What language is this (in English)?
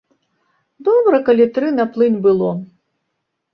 Belarusian